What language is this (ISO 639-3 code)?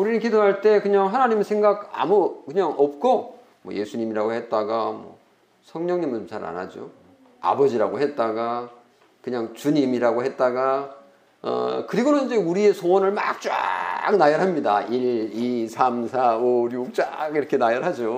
kor